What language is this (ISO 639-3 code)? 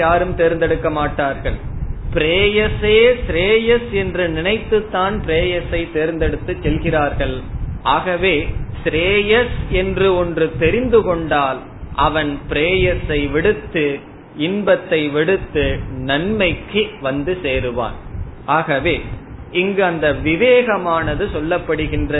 tam